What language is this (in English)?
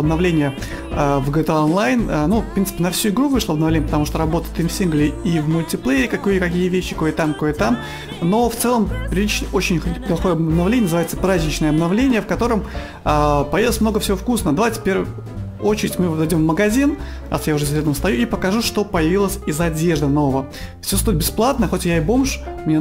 Russian